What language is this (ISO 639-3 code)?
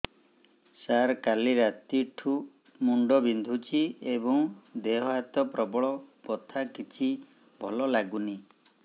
ori